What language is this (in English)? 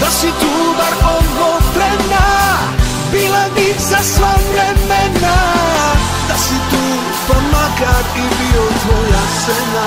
Romanian